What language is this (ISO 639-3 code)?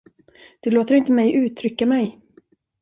swe